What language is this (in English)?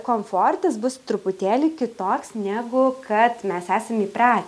Lithuanian